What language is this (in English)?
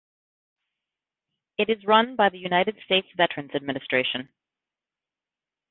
English